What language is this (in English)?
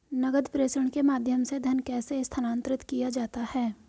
Hindi